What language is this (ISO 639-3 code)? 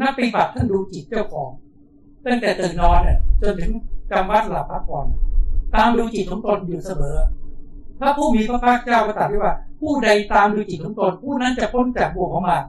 tha